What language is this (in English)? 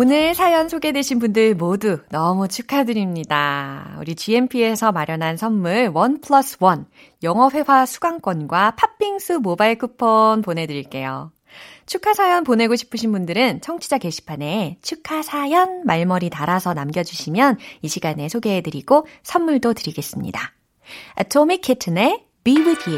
Korean